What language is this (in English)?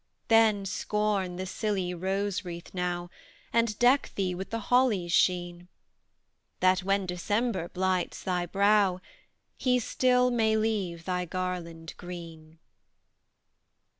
English